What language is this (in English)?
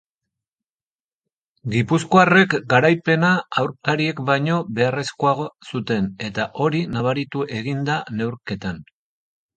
Basque